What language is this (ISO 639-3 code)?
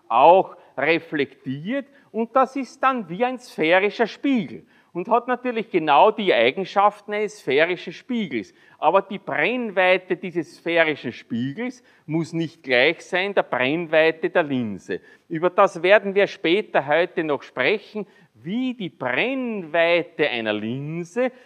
deu